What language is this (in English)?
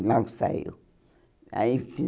Portuguese